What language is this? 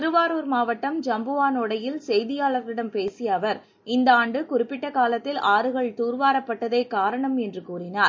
Tamil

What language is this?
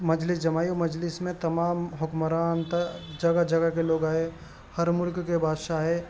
Urdu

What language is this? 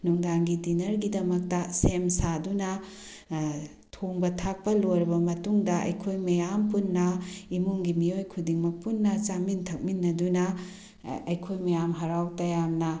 Manipuri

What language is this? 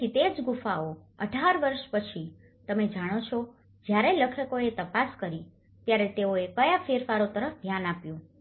Gujarati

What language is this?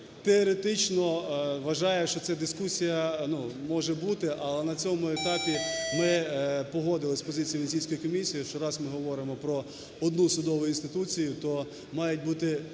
Ukrainian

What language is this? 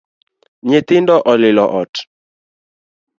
Luo (Kenya and Tanzania)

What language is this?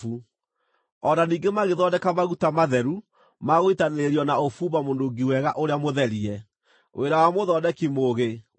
Kikuyu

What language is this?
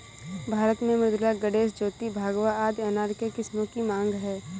Hindi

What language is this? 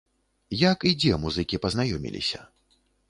Belarusian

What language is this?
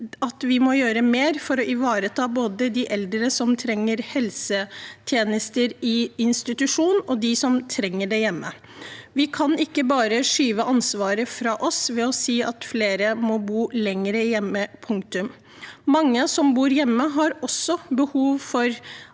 Norwegian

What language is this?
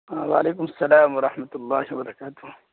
Urdu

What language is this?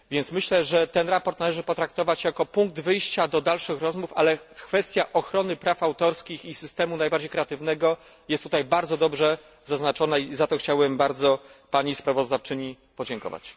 Polish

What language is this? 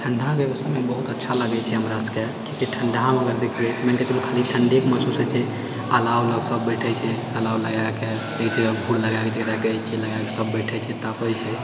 Maithili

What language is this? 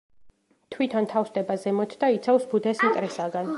Georgian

